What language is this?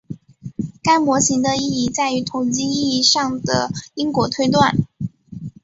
Chinese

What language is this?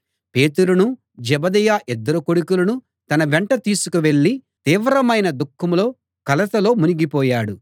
Telugu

